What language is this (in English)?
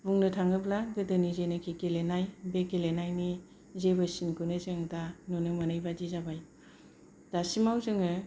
Bodo